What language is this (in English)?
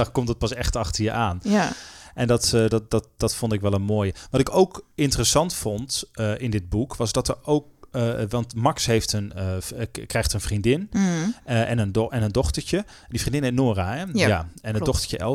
Dutch